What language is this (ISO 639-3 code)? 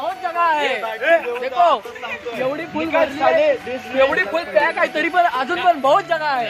eng